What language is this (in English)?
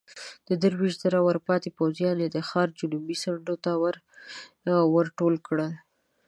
Pashto